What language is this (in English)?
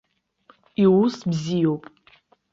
Abkhazian